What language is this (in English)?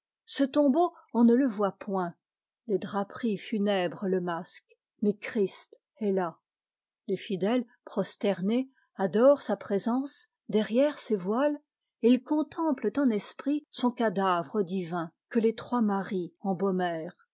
French